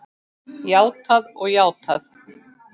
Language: Icelandic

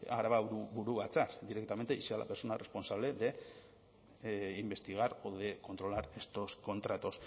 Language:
Spanish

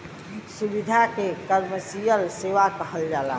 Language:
Bhojpuri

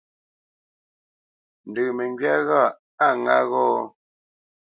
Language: Bamenyam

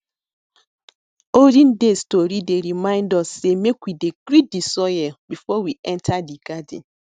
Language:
Nigerian Pidgin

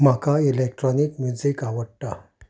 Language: Konkani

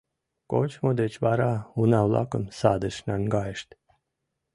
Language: Mari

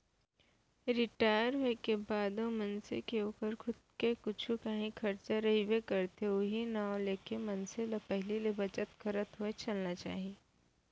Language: Chhattisgarhi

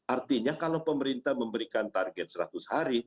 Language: Indonesian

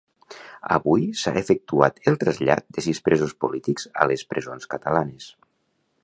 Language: Catalan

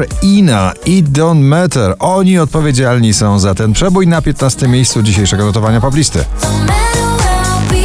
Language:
Polish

